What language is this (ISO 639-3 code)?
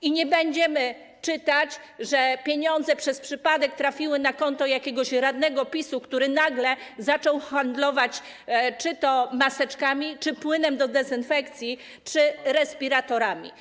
pol